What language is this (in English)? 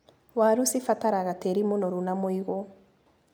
Kikuyu